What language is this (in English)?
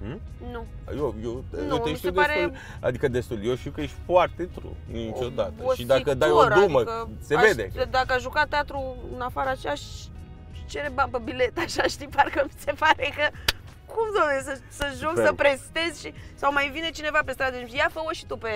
Romanian